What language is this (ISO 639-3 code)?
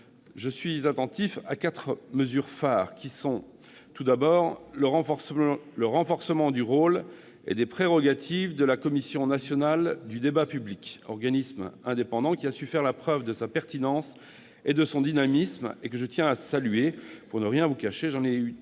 fra